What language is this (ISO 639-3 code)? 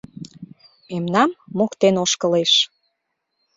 chm